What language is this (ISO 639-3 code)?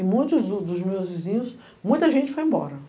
por